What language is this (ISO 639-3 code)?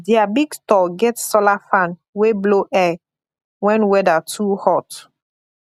pcm